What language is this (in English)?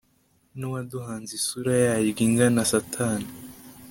Kinyarwanda